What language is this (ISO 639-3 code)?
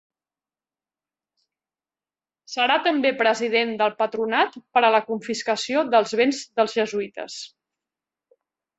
cat